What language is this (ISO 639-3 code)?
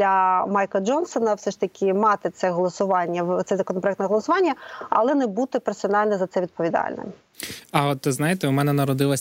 ukr